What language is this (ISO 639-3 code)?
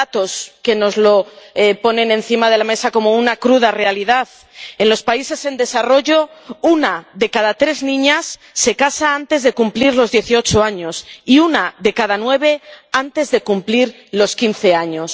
spa